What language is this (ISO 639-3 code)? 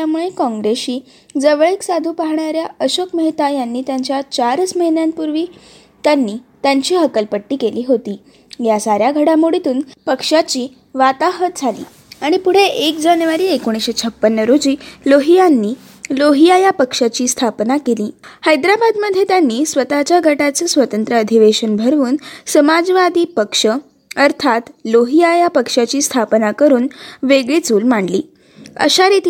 mar